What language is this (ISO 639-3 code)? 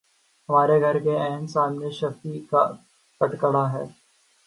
urd